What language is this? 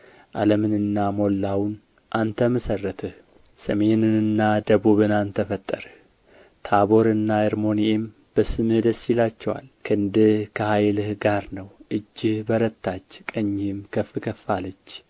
Amharic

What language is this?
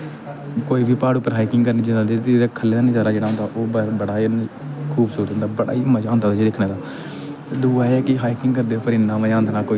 Dogri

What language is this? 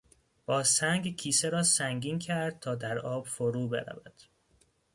Persian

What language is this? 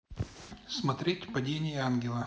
Russian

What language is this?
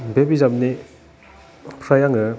Bodo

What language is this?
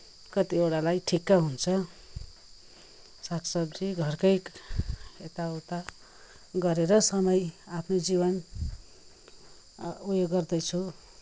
Nepali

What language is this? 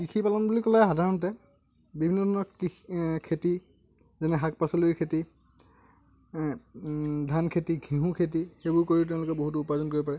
Assamese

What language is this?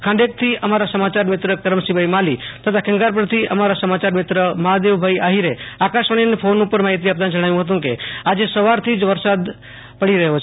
Gujarati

